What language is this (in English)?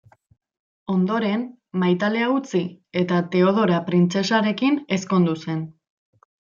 Basque